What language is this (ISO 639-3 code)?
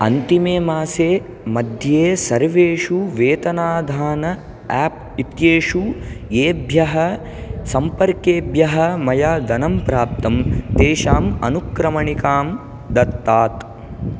san